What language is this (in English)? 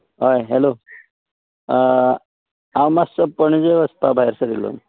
Konkani